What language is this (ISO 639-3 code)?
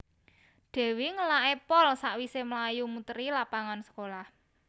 jav